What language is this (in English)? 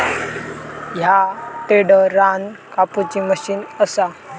Marathi